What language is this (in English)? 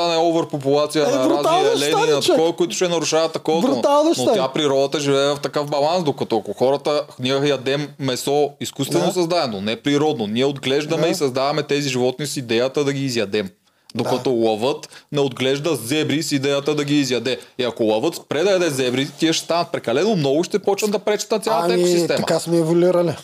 Bulgarian